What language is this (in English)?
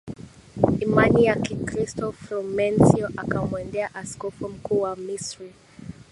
Swahili